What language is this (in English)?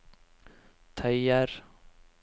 Norwegian